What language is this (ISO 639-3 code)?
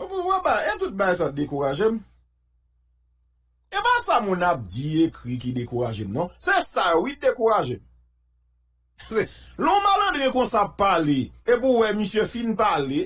fra